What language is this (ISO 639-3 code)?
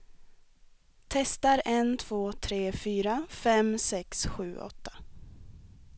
swe